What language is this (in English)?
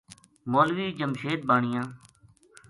Gujari